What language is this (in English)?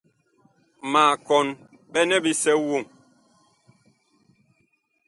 Bakoko